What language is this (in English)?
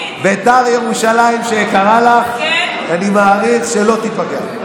Hebrew